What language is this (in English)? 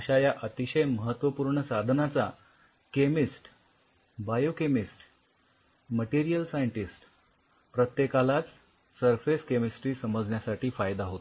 Marathi